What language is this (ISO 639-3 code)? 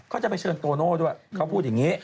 tha